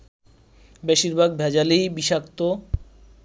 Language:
Bangla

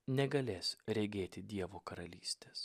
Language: Lithuanian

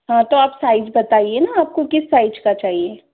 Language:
Hindi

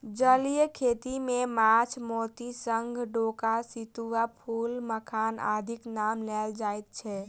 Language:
Maithili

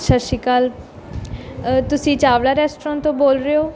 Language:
Punjabi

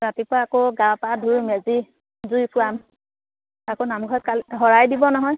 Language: Assamese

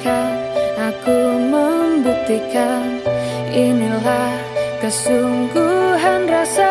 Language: Indonesian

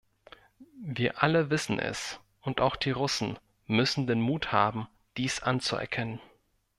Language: German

